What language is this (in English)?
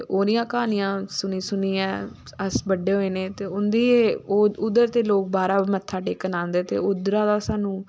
Dogri